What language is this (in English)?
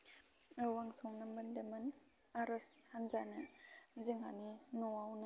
Bodo